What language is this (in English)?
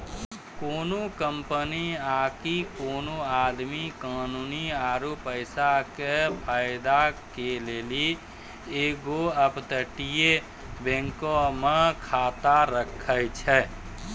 Maithili